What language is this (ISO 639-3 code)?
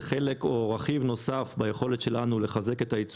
heb